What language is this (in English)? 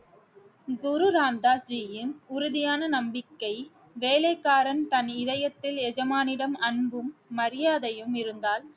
Tamil